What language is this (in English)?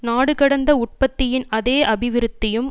Tamil